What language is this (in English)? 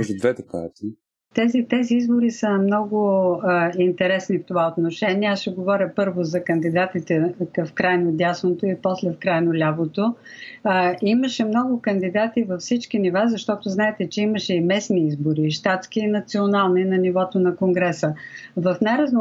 Bulgarian